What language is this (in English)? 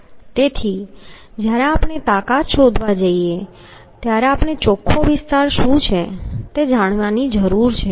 Gujarati